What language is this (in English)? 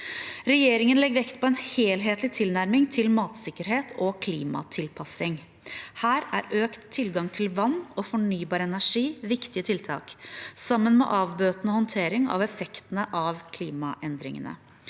Norwegian